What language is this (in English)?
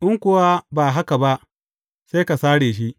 Hausa